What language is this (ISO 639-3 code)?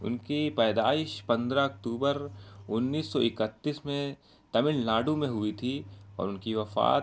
urd